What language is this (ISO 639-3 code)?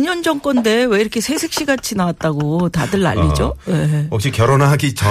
kor